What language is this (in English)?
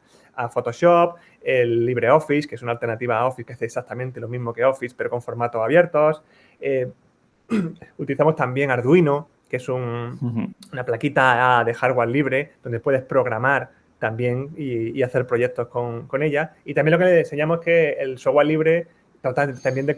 Spanish